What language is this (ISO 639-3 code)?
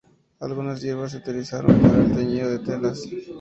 spa